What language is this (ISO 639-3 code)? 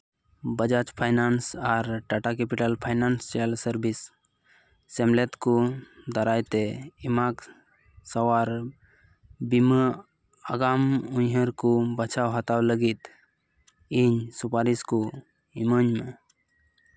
sat